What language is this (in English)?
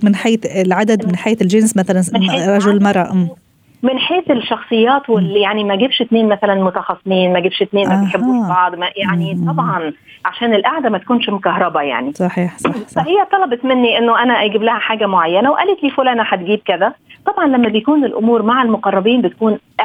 Arabic